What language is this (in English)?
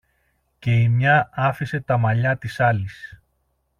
Greek